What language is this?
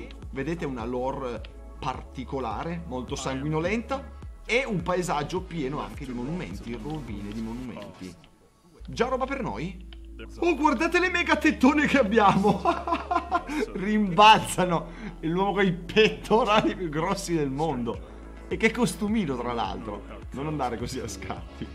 Italian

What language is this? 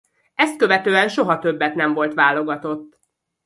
Hungarian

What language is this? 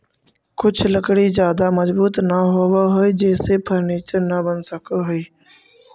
Magahi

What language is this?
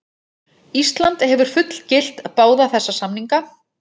Icelandic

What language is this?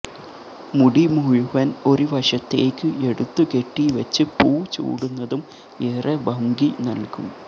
Malayalam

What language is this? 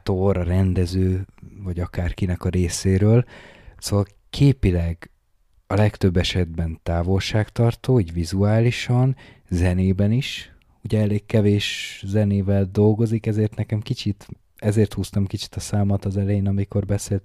Hungarian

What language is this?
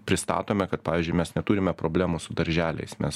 Lithuanian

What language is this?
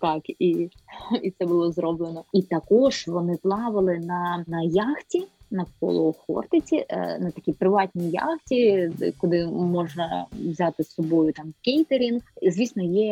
Ukrainian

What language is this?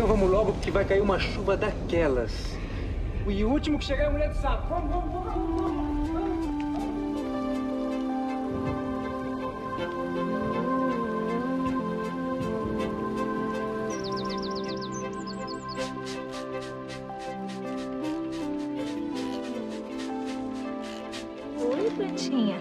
Portuguese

